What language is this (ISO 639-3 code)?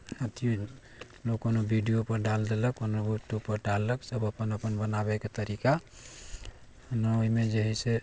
mai